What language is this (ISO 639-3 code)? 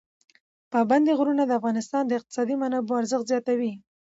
pus